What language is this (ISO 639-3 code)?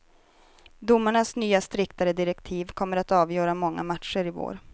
swe